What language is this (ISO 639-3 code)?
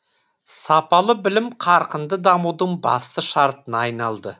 kaz